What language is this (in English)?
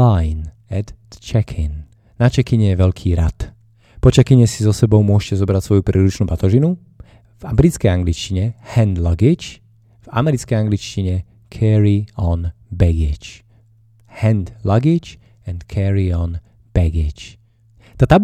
Slovak